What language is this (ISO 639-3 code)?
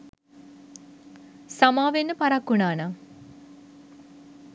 sin